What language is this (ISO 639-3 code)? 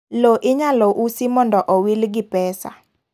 luo